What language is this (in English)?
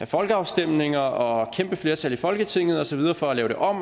Danish